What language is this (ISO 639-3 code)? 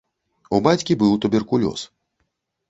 bel